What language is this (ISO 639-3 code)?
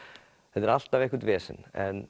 isl